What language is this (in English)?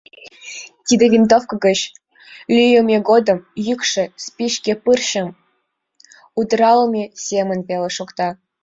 Mari